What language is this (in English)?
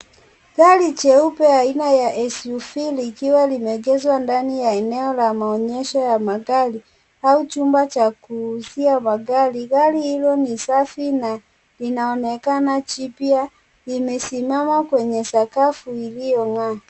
Swahili